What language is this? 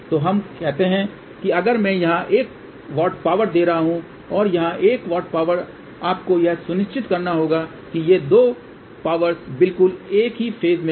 Hindi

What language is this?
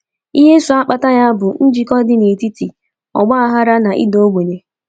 Igbo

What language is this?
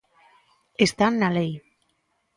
Galician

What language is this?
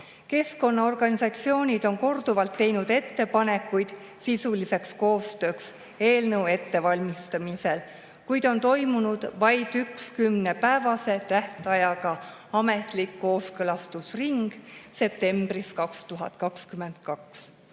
Estonian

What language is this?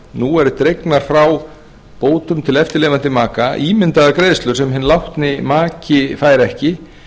Icelandic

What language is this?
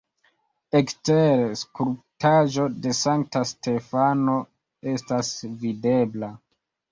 Esperanto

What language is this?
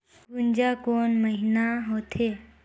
Chhattisgarhi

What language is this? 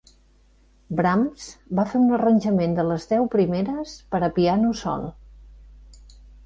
Catalan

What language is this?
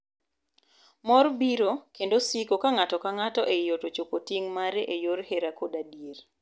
Luo (Kenya and Tanzania)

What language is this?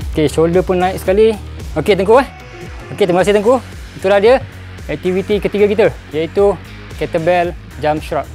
Malay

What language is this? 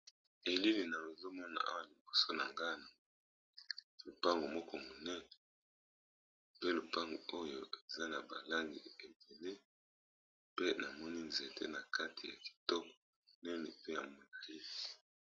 Lingala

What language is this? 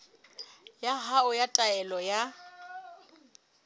Southern Sotho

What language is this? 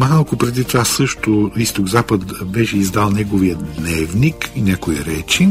Bulgarian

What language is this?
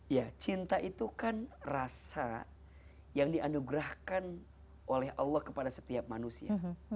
Indonesian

